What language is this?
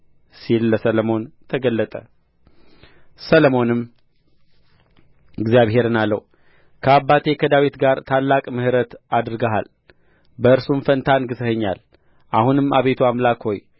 Amharic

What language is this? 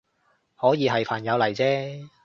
Cantonese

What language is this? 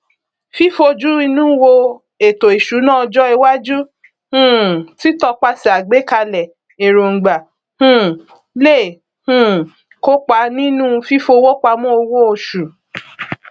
Yoruba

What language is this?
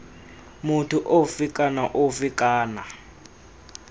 Tswana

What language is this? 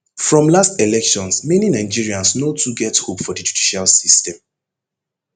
Nigerian Pidgin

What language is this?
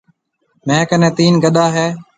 Marwari (Pakistan)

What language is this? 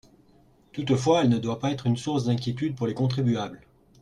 French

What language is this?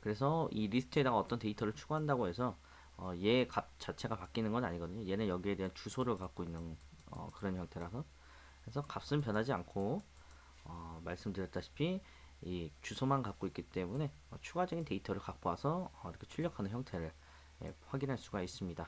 Korean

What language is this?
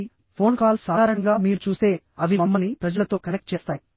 Telugu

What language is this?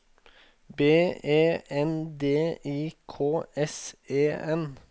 Norwegian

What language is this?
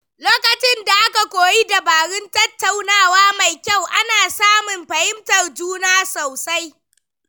Hausa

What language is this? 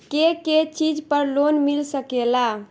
Bhojpuri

